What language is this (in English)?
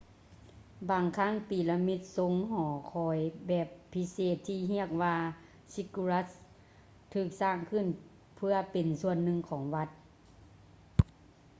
Lao